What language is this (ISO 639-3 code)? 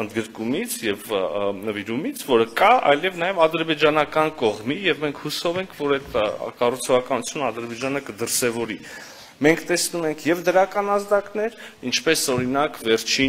ron